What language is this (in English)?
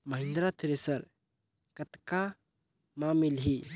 Chhattisgarhi